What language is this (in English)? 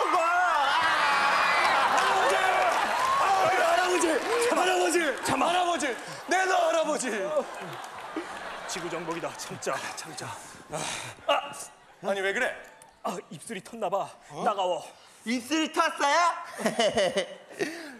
Korean